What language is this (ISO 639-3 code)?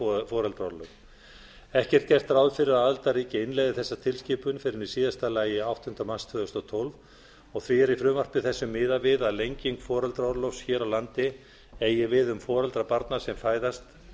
isl